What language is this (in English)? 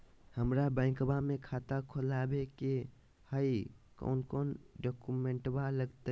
Magahi